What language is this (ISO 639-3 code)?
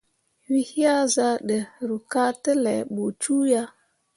mua